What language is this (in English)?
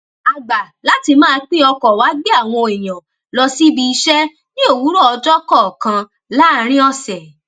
Yoruba